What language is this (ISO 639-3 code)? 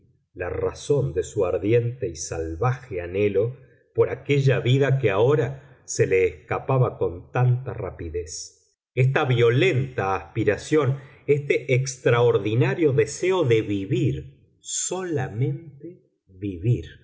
spa